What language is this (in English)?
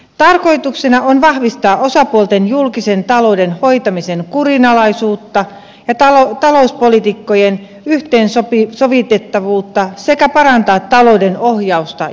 Finnish